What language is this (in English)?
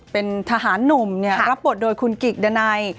Thai